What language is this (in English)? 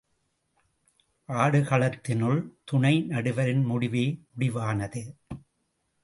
Tamil